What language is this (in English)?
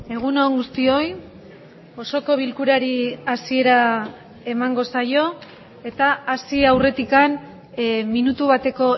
Basque